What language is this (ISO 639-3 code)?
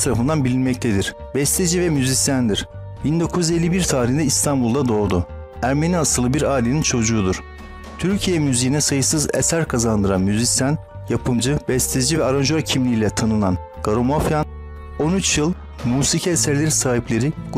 tur